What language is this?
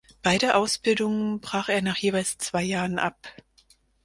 German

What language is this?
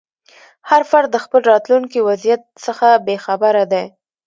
Pashto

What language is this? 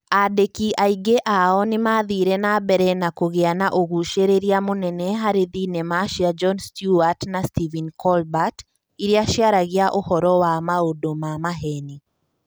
Kikuyu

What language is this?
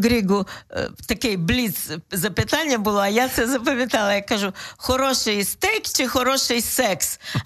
Ukrainian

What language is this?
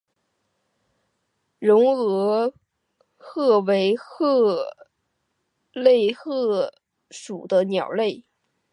Chinese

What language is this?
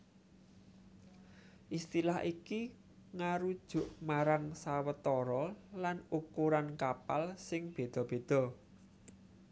Javanese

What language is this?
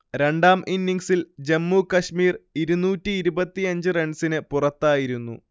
Malayalam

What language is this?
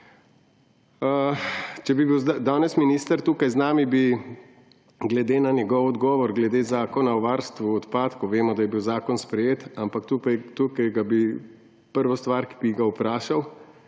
Slovenian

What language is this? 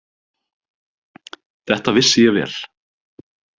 Icelandic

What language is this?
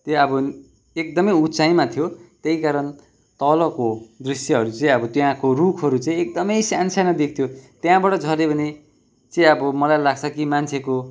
Nepali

